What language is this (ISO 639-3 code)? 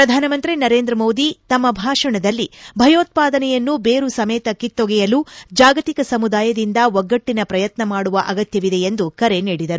kan